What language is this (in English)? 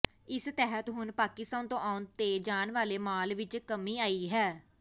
Punjabi